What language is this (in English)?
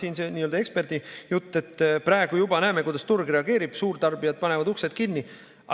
Estonian